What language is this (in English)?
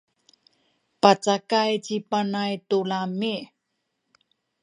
Sakizaya